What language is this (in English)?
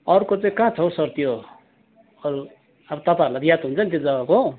Nepali